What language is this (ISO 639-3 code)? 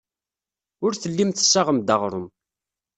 kab